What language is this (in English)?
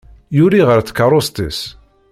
Kabyle